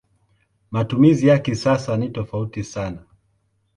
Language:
Swahili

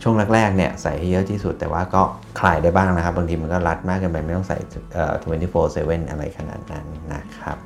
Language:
Thai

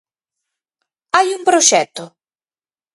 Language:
Galician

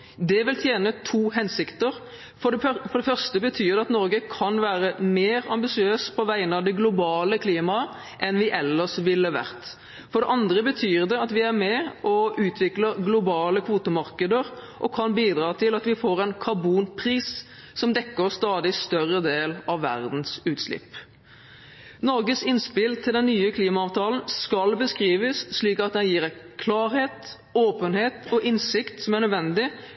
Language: Norwegian Bokmål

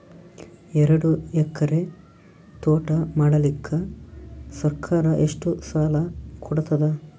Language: Kannada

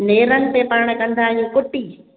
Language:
Sindhi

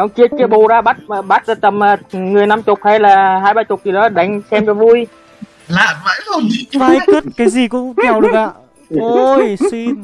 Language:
Vietnamese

